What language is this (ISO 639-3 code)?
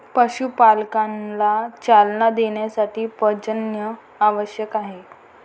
mar